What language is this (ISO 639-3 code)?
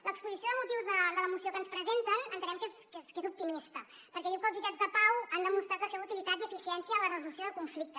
cat